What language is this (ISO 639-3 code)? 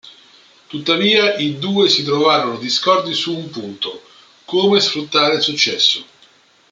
ita